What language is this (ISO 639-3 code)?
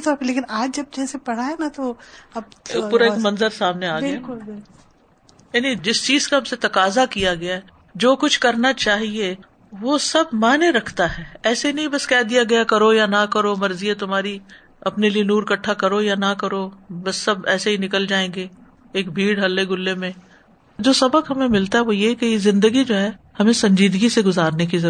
urd